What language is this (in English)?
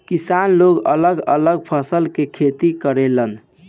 Bhojpuri